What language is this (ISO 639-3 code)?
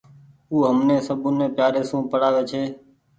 gig